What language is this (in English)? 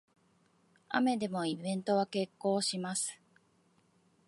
Japanese